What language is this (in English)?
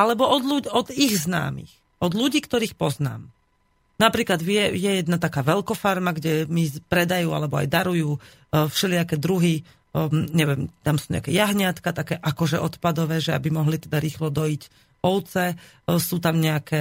Slovak